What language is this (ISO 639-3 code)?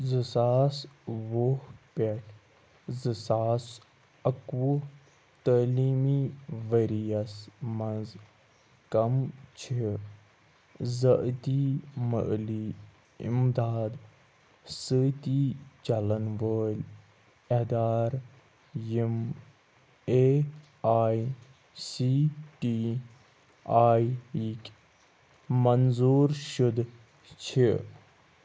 kas